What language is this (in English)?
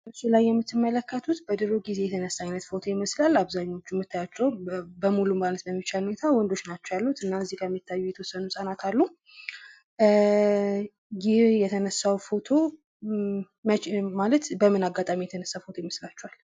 Amharic